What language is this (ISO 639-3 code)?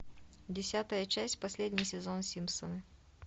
rus